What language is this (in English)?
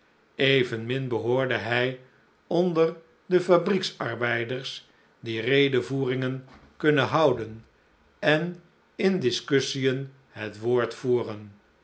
Dutch